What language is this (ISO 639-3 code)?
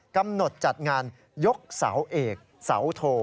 tha